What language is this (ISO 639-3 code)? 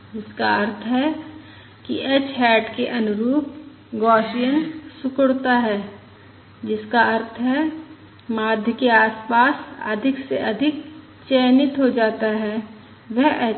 hin